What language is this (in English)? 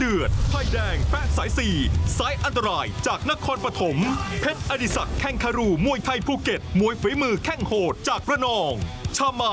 Thai